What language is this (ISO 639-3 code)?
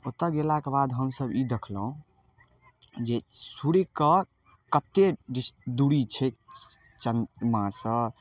mai